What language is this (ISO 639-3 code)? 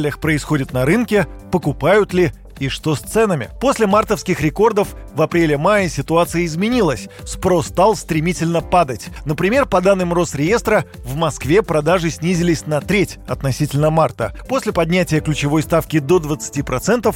rus